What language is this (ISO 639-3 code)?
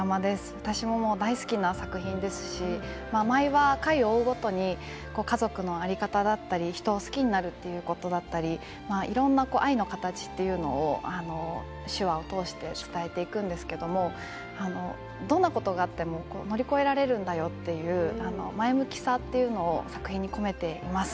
jpn